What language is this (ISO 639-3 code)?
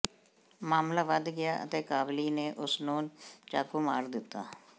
pan